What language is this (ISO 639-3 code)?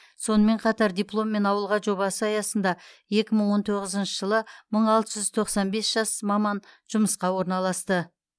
kaz